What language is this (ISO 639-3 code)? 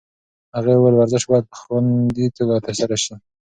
pus